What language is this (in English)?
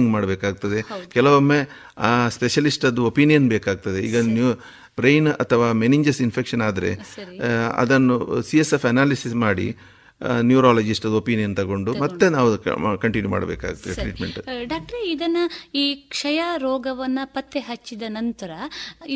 Kannada